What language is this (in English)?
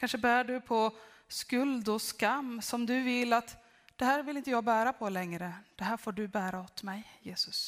Swedish